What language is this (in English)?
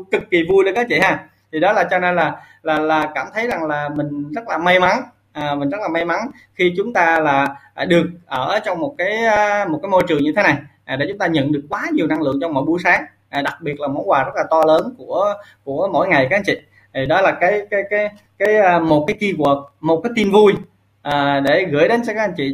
Vietnamese